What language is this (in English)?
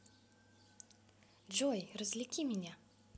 Russian